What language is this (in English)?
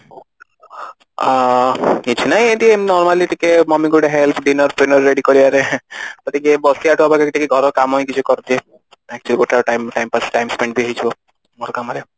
Odia